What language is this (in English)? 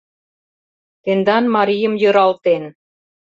Mari